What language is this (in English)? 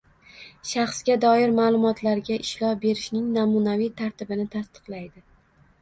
Uzbek